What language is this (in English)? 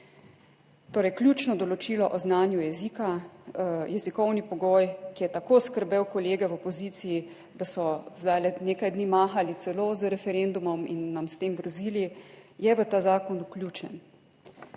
Slovenian